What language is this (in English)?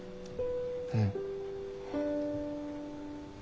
Japanese